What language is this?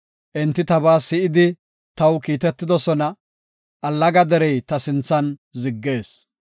Gofa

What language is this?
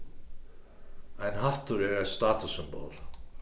Faroese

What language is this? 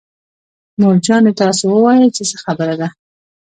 Pashto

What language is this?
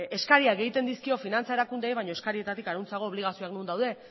Basque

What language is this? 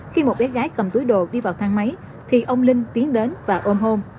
Vietnamese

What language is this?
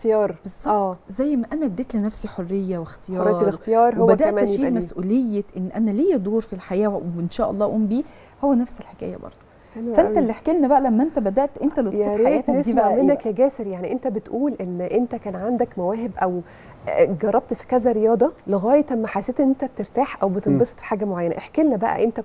Arabic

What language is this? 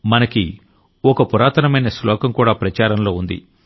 Telugu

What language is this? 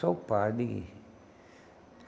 Portuguese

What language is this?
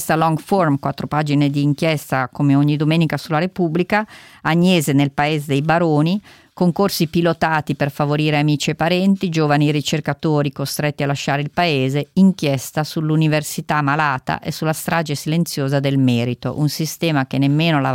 Italian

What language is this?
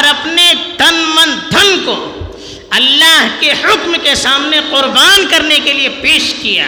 Urdu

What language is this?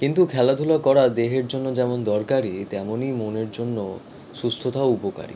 Bangla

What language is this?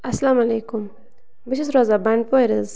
Kashmiri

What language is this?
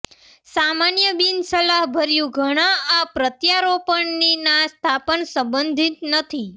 Gujarati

